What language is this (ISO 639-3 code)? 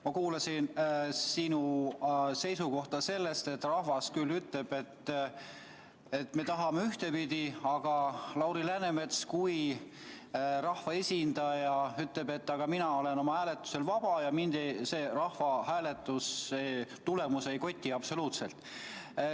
est